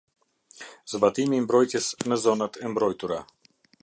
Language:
Albanian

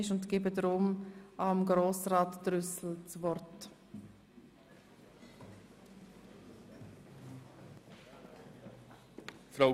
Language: Swiss German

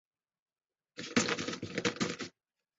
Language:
Chinese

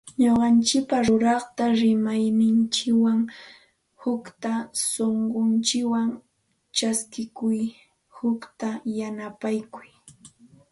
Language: Santa Ana de Tusi Pasco Quechua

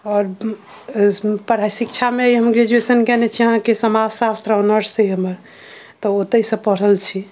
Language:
Maithili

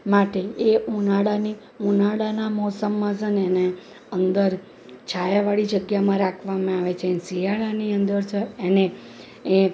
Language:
Gujarati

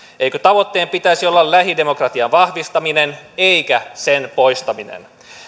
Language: Finnish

